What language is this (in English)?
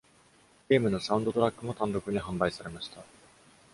Japanese